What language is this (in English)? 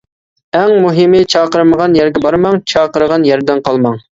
Uyghur